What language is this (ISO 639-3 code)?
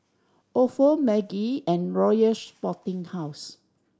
eng